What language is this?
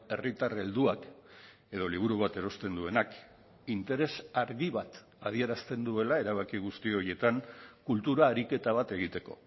Basque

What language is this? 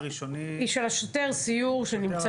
Hebrew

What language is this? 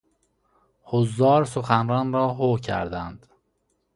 Persian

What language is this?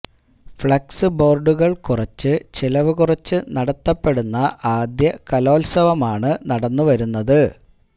Malayalam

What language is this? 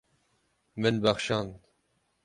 Kurdish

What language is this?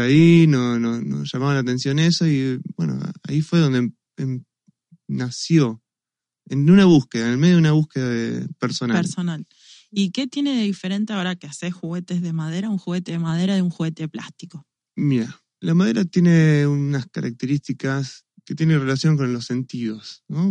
Spanish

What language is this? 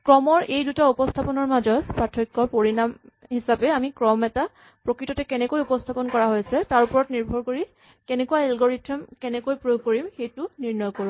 Assamese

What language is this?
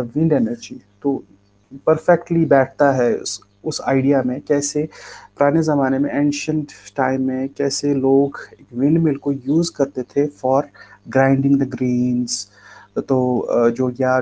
Hindi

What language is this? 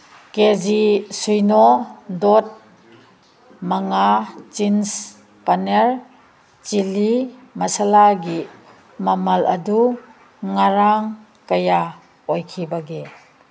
Manipuri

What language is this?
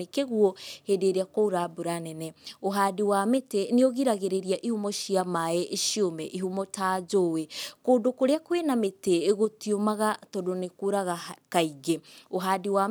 Kikuyu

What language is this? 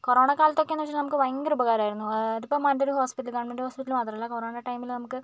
Malayalam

